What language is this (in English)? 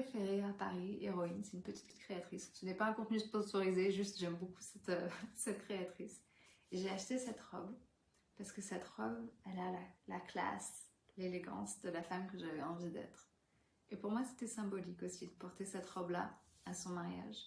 French